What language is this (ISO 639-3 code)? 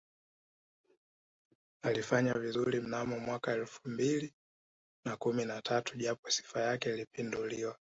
swa